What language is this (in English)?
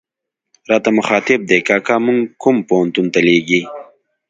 Pashto